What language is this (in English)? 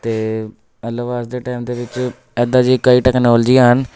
Punjabi